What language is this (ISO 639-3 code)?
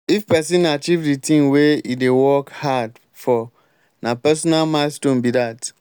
pcm